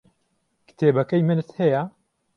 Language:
Central Kurdish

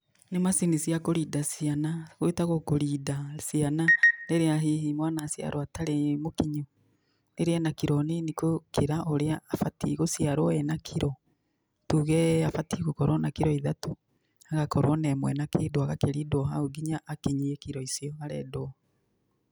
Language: Kikuyu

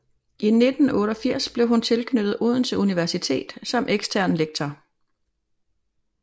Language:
Danish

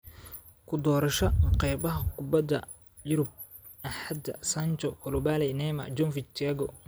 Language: Somali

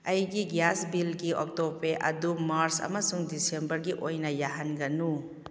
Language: Manipuri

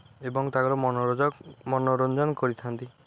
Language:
Odia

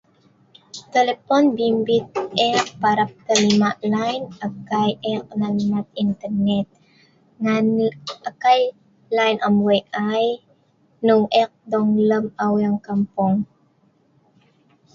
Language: Sa'ban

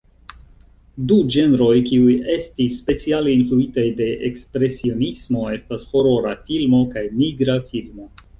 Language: Esperanto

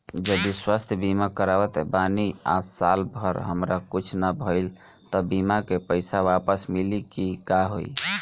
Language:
Bhojpuri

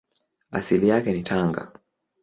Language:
Swahili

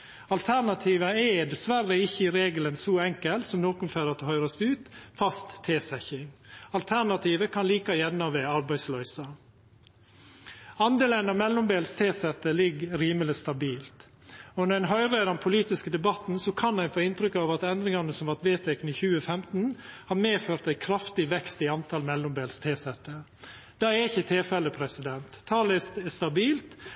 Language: Norwegian Nynorsk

